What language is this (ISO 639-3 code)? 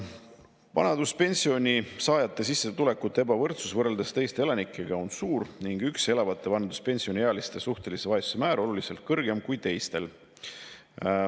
est